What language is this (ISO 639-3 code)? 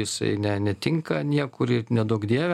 lit